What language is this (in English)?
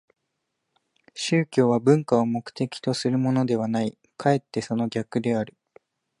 Japanese